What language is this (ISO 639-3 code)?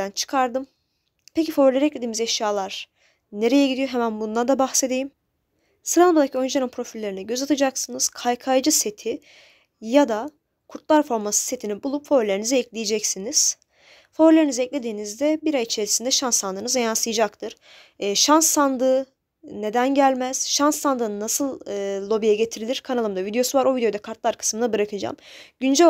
tur